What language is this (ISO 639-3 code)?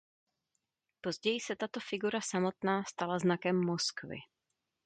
ces